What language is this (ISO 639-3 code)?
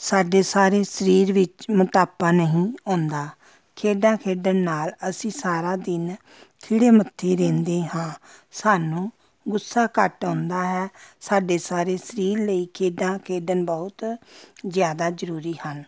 pan